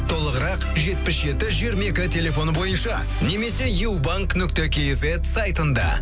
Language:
Kazakh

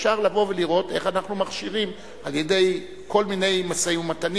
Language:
Hebrew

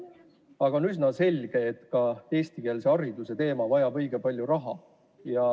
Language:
Estonian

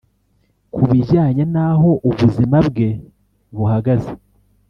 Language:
Kinyarwanda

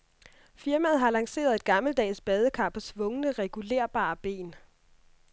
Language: Danish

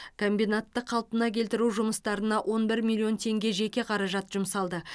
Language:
Kazakh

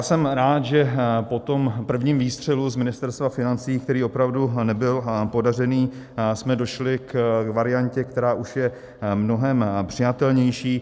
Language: Czech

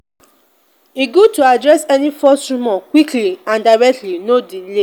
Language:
Nigerian Pidgin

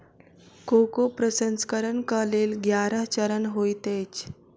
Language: Maithili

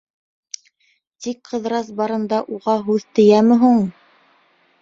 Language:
Bashkir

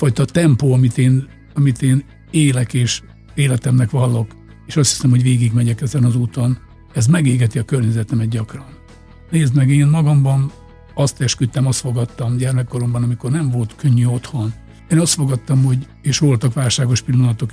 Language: Hungarian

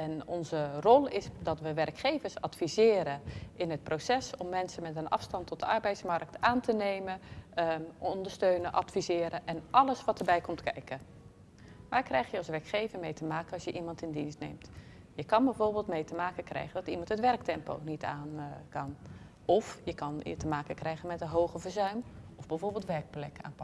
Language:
Dutch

